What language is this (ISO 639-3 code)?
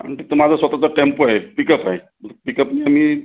mar